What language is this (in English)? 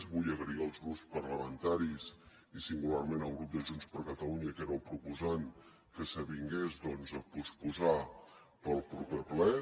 Catalan